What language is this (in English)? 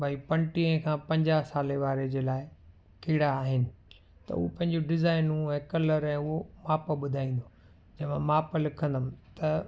Sindhi